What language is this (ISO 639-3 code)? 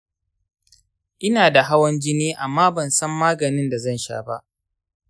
hau